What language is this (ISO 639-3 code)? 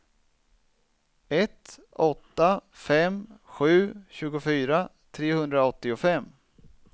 swe